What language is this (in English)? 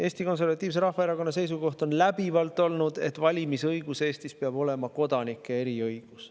Estonian